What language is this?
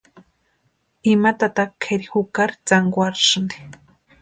Western Highland Purepecha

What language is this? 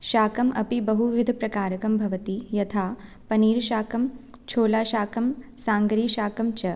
Sanskrit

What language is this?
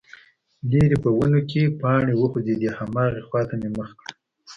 Pashto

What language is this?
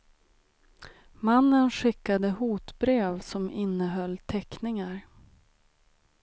Swedish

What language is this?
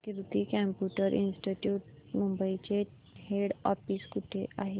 Marathi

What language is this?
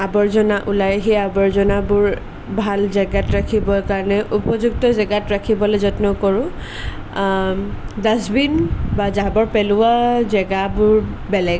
Assamese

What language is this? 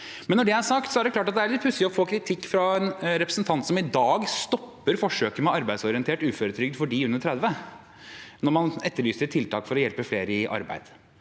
Norwegian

